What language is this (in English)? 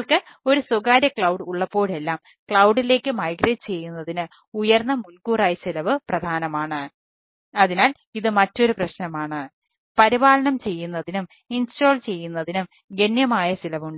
Malayalam